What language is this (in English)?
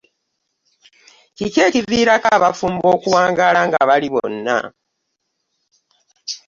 Ganda